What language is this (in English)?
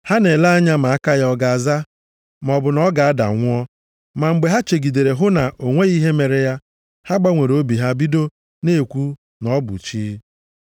Igbo